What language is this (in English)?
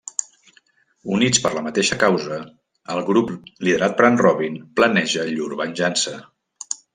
Catalan